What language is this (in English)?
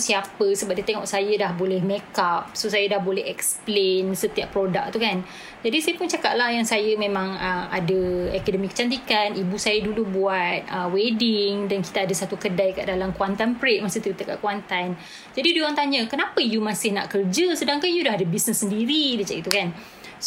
Malay